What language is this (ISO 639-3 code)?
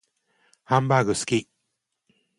jpn